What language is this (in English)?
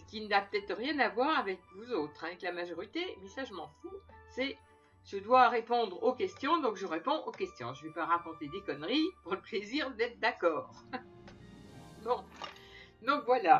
French